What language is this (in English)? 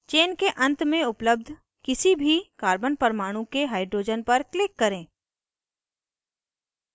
Hindi